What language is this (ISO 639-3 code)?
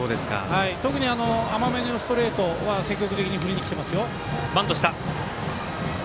jpn